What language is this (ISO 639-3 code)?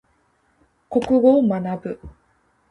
jpn